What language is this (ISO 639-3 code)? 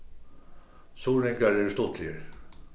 fao